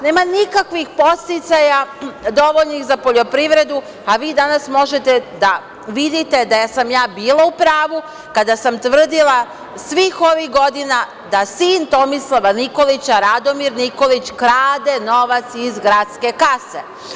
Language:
Serbian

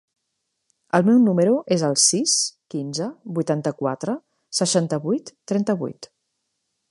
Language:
Catalan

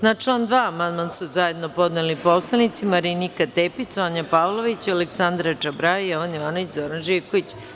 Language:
Serbian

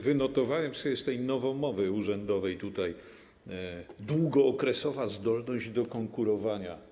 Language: Polish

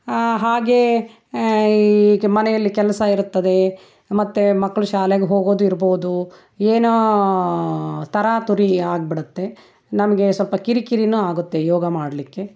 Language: Kannada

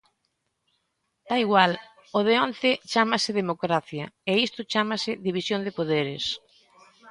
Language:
Galician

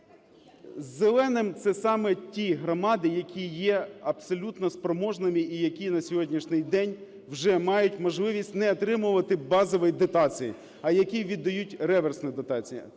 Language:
Ukrainian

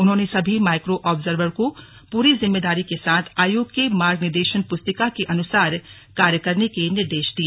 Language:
Hindi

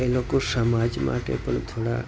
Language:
Gujarati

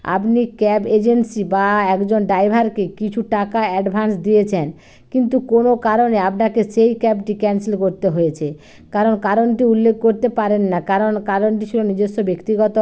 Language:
Bangla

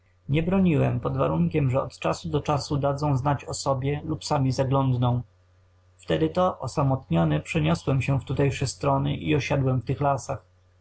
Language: Polish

